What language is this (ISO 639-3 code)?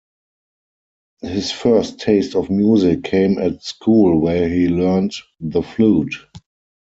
eng